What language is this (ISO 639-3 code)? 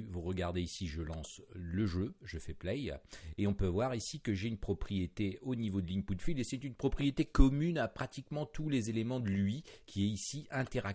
fra